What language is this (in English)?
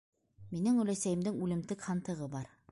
Bashkir